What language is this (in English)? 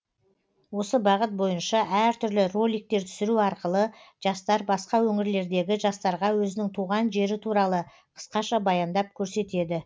Kazakh